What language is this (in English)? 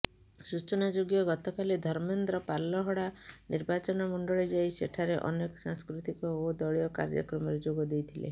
Odia